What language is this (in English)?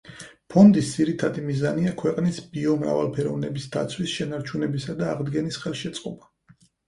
Georgian